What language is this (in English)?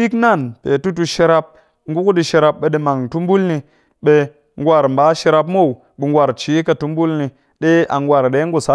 Cakfem-Mushere